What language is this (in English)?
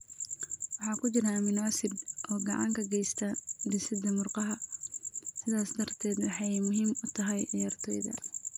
Somali